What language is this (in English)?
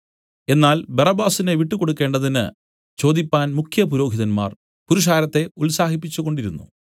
Malayalam